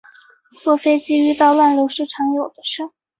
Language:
Chinese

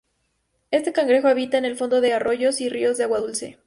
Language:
Spanish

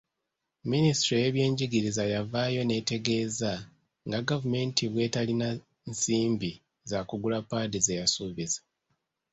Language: Ganda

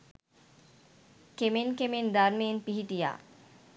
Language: Sinhala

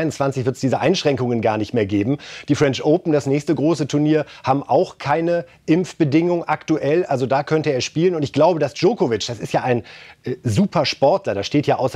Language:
German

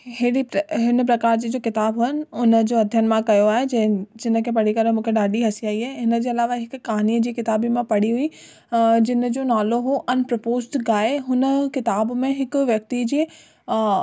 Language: Sindhi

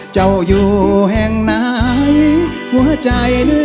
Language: Thai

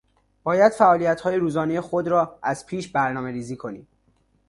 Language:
Persian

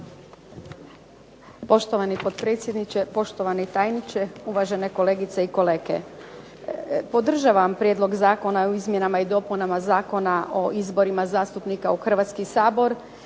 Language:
Croatian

